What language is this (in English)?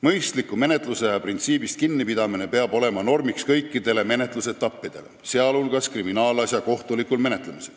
Estonian